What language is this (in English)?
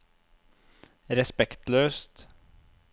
Norwegian